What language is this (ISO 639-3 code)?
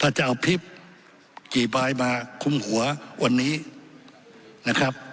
tha